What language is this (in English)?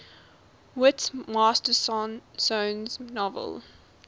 English